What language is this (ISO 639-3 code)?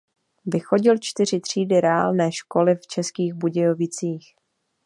ces